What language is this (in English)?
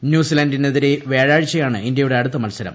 Malayalam